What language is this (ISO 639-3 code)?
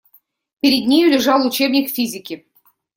rus